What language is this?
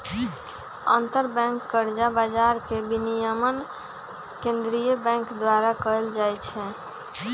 Magahi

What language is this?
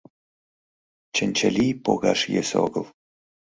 Mari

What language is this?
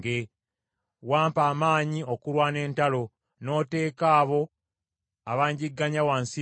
Ganda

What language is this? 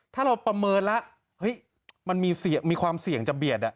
Thai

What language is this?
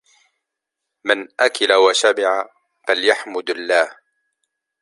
Arabic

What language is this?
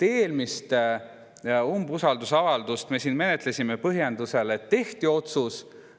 Estonian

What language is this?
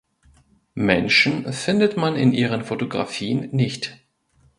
German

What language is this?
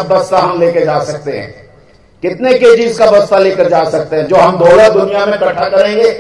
Hindi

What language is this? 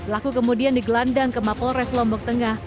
Indonesian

